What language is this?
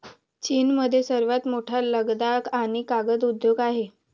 Marathi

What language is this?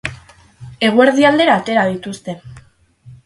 Basque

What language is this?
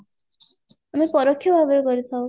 Odia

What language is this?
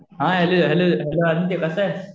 Marathi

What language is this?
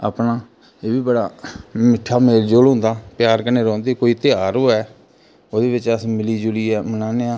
Dogri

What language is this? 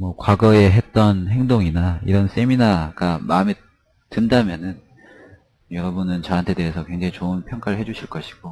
Korean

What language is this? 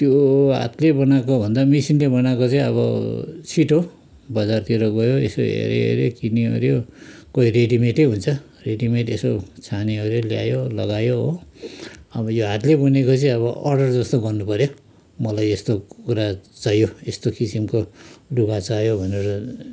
Nepali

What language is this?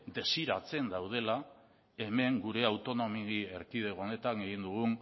Basque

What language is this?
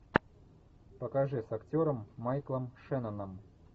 Russian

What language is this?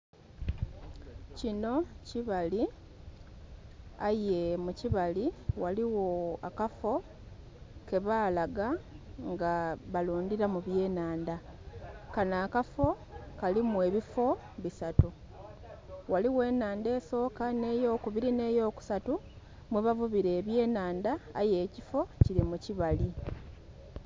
Soga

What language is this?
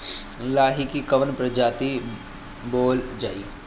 Bhojpuri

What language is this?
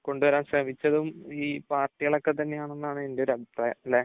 Malayalam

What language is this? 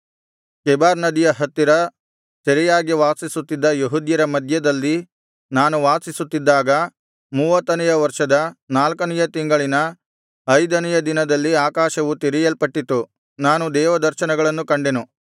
Kannada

